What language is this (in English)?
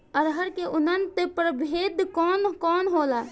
Bhojpuri